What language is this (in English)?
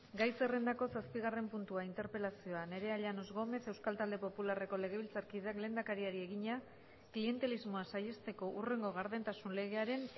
Basque